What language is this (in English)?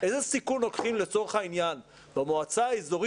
Hebrew